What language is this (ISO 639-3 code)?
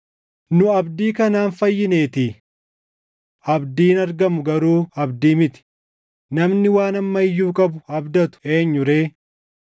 orm